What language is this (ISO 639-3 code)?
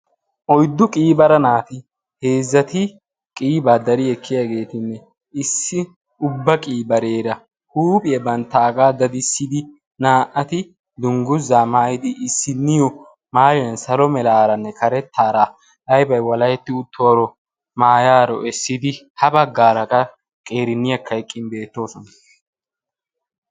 wal